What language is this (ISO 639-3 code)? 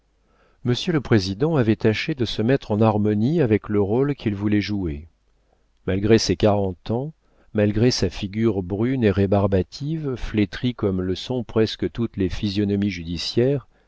fra